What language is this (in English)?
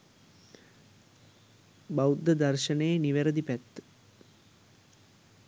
Sinhala